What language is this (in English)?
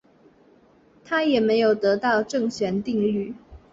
Chinese